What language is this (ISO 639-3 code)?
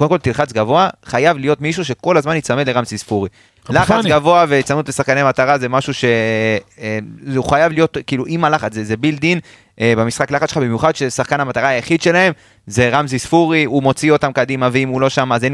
heb